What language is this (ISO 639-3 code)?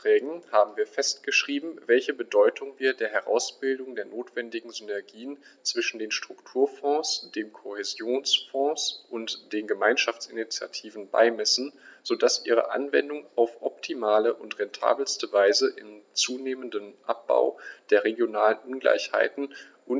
deu